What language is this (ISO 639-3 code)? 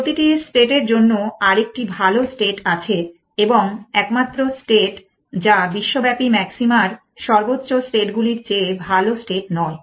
ben